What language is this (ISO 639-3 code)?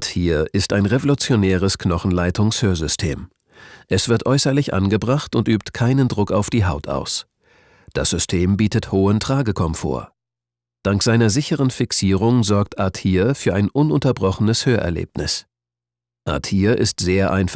deu